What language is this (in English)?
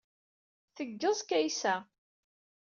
Kabyle